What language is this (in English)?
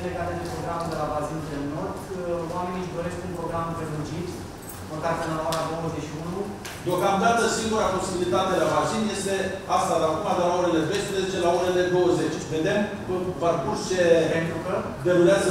Romanian